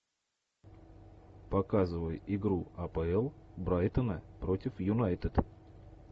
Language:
Russian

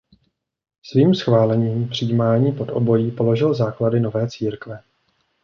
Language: Czech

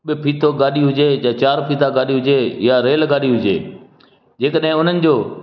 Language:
Sindhi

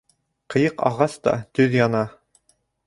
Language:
Bashkir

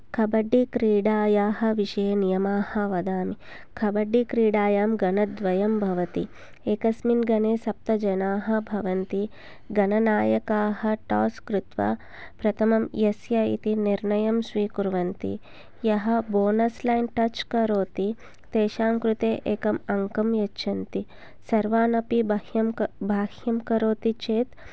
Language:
Sanskrit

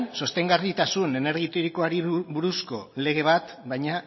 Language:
Basque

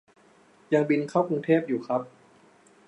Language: Thai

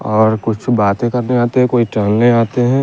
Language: Hindi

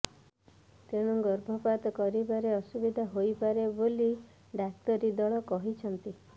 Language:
Odia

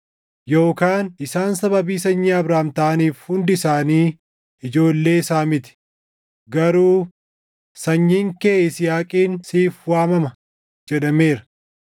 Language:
Oromo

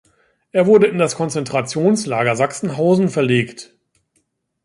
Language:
German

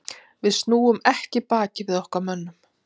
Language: Icelandic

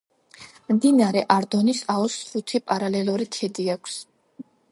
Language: Georgian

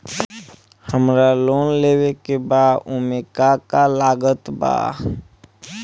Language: Bhojpuri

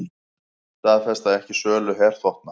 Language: Icelandic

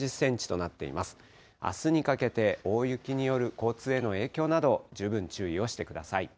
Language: Japanese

